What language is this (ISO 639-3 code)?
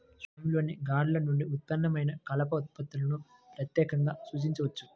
tel